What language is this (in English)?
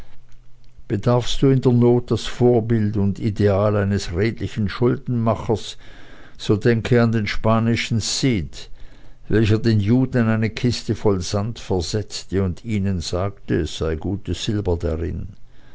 German